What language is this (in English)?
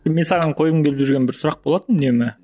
Kazakh